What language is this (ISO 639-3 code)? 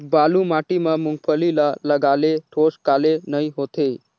hne